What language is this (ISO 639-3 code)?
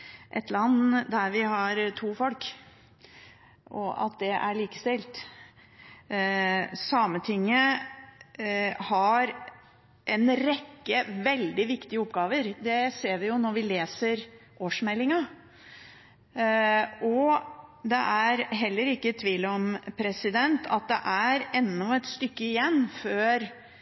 nob